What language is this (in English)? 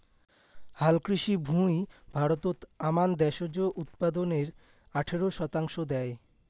Bangla